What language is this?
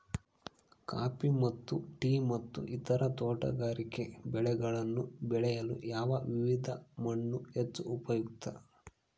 Kannada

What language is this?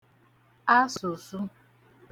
Igbo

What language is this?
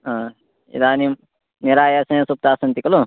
Sanskrit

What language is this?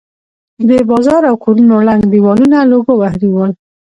Pashto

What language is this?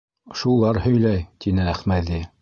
Bashkir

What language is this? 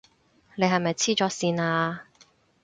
Cantonese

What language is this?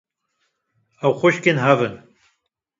Kurdish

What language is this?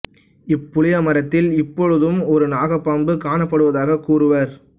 Tamil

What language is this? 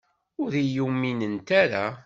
Kabyle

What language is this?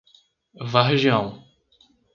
Portuguese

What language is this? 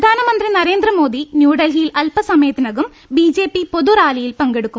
Malayalam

